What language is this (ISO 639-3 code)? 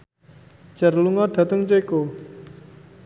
jav